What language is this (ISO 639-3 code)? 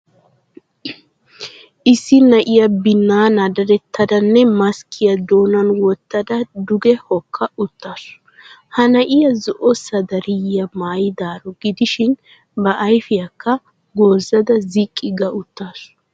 wal